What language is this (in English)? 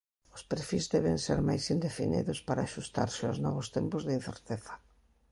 Galician